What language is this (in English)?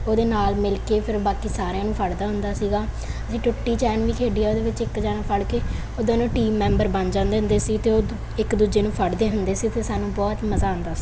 Punjabi